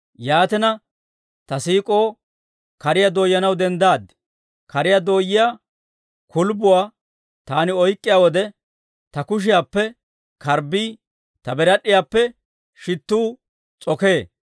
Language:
Dawro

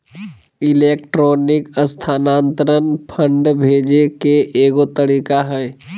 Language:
Magahi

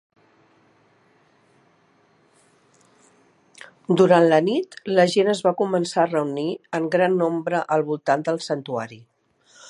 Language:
Catalan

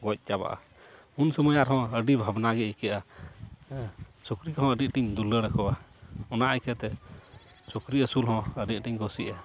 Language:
Santali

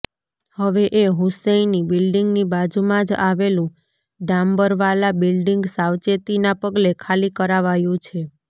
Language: Gujarati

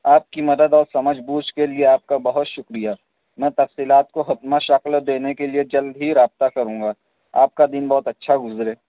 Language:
Urdu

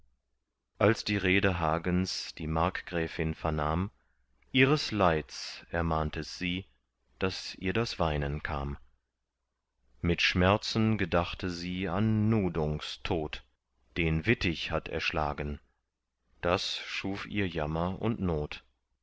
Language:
German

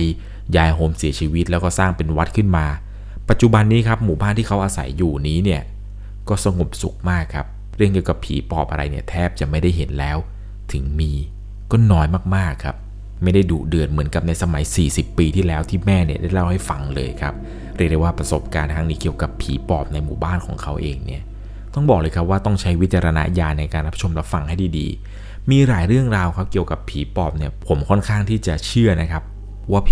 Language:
Thai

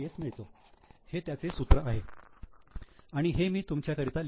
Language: Marathi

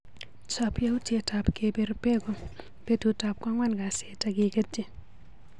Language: Kalenjin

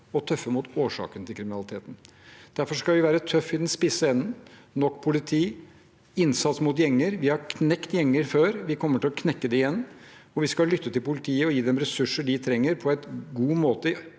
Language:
Norwegian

